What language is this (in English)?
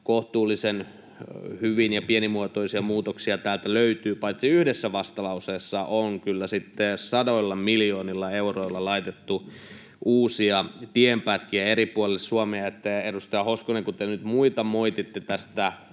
Finnish